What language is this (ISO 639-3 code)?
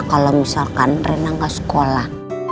ind